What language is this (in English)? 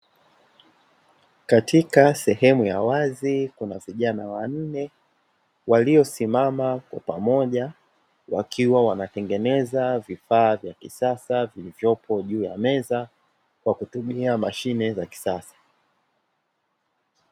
Swahili